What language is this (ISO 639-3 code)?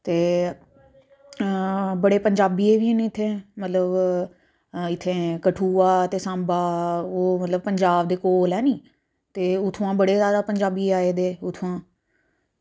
doi